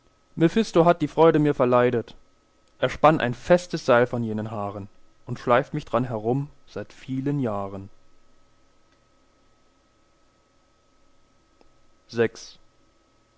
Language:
German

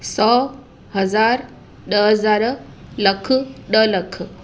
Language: Sindhi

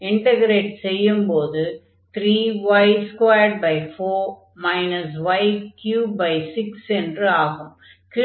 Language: Tamil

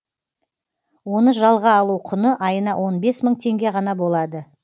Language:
Kazakh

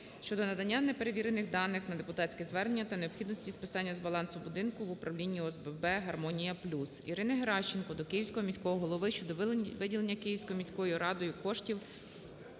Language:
Ukrainian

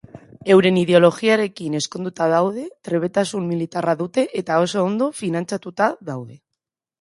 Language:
Basque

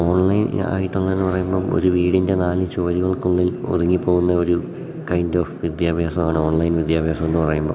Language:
Malayalam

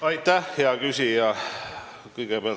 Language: Estonian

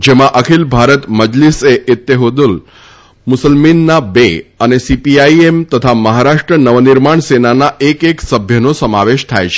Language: Gujarati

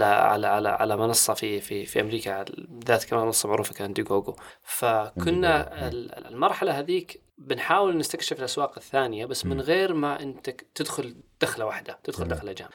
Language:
Arabic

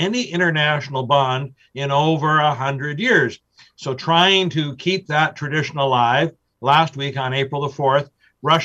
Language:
English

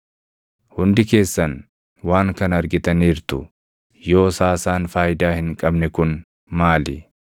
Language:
Oromo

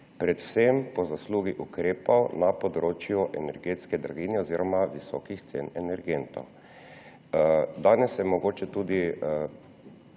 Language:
Slovenian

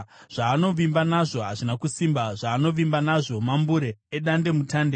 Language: Shona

